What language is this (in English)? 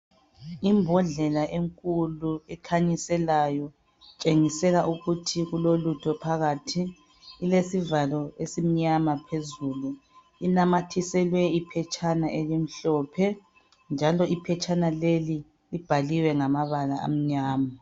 North Ndebele